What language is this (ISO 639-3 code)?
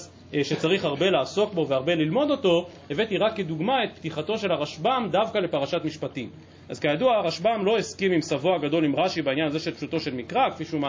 heb